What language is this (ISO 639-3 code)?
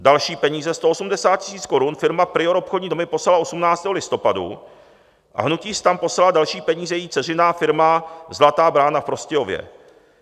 ces